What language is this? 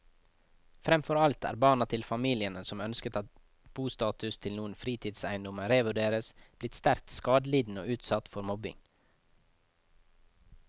Norwegian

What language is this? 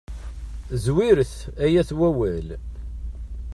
Kabyle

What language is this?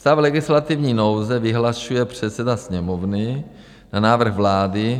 Czech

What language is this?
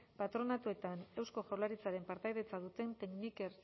Basque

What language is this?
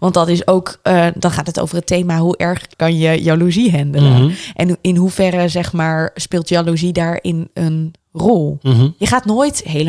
Dutch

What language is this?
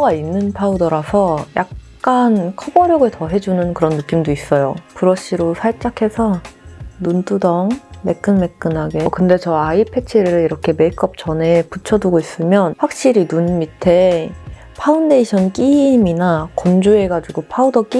Korean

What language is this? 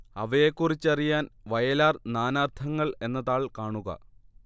Malayalam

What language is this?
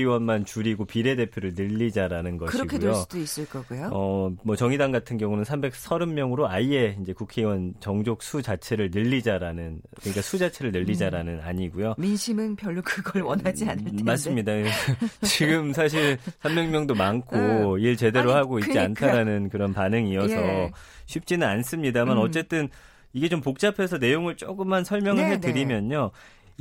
Korean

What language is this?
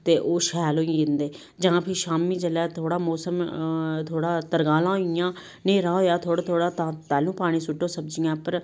Dogri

